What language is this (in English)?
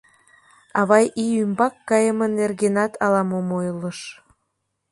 Mari